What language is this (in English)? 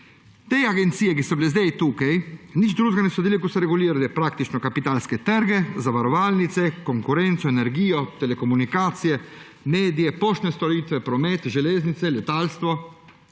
Slovenian